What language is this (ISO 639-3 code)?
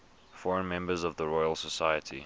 eng